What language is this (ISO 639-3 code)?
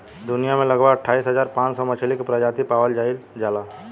bho